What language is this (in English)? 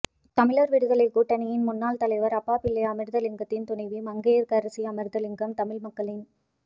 Tamil